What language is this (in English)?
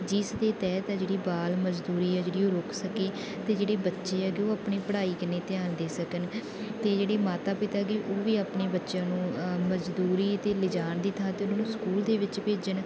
Punjabi